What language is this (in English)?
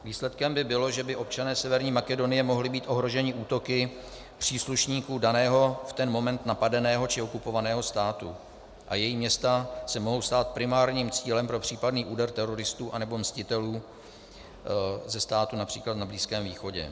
Czech